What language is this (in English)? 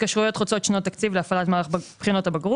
Hebrew